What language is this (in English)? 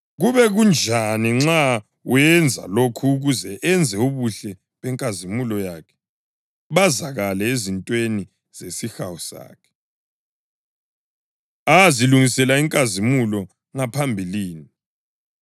North Ndebele